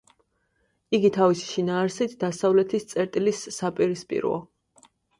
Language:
Georgian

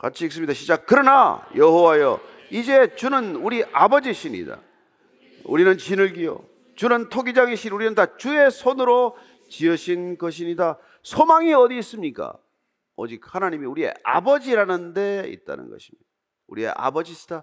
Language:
Korean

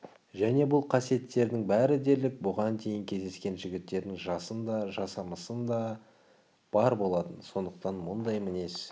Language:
Kazakh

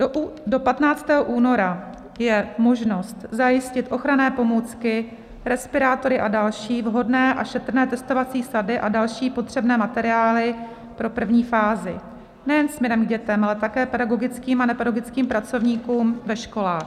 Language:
Czech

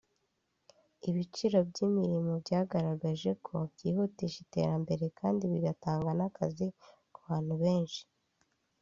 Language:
Kinyarwanda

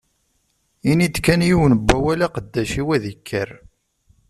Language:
Kabyle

